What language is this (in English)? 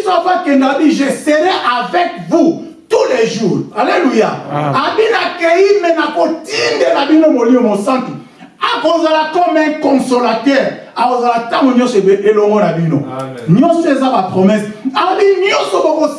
French